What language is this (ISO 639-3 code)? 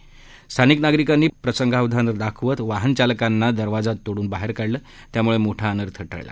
mar